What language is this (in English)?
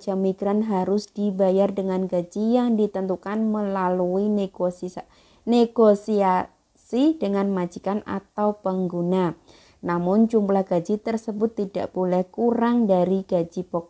Indonesian